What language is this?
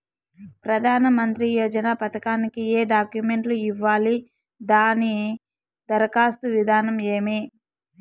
Telugu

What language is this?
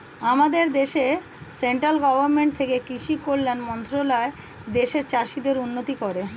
Bangla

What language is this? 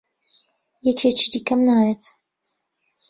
Central Kurdish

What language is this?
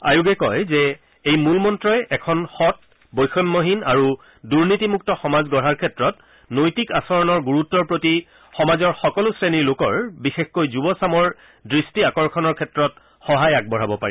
Assamese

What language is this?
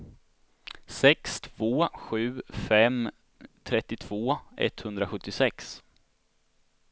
Swedish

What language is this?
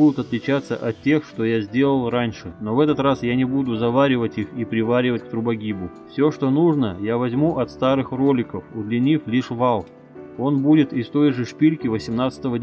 Russian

